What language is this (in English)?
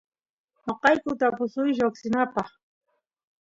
Santiago del Estero Quichua